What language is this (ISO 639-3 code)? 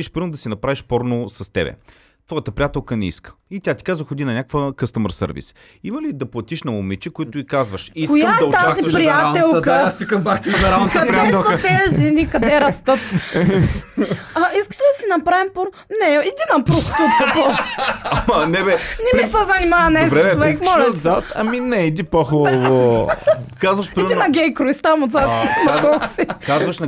bul